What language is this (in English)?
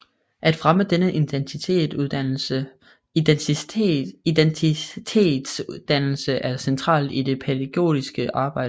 Danish